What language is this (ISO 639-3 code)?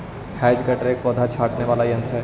mag